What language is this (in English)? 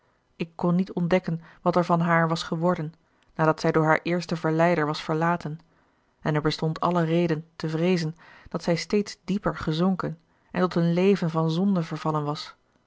Dutch